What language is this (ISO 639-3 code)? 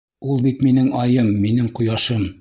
bak